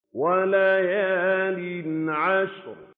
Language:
Arabic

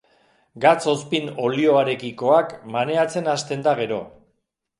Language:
Basque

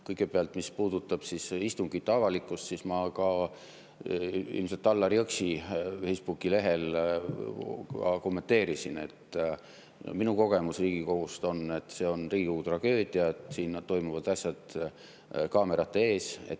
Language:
Estonian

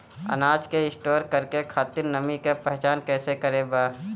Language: Bhojpuri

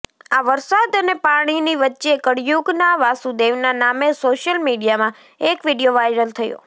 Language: Gujarati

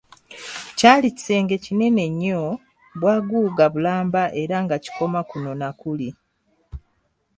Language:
Ganda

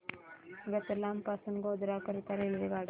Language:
Marathi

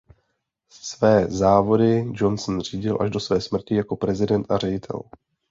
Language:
Czech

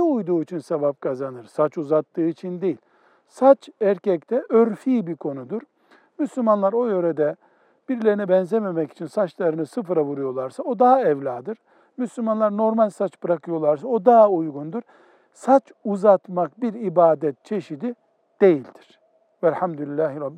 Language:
Turkish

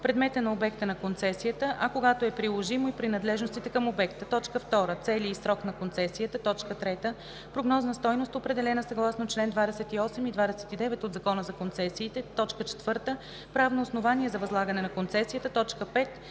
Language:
Bulgarian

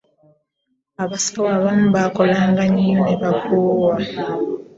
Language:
Ganda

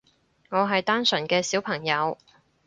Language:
Cantonese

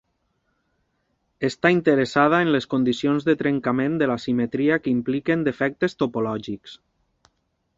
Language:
Catalan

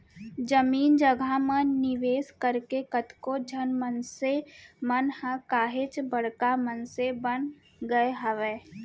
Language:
Chhattisgarhi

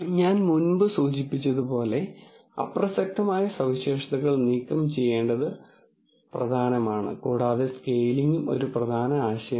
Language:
Malayalam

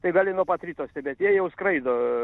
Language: Lithuanian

